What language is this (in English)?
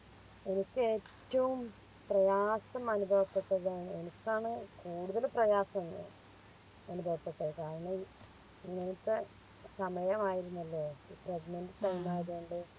Malayalam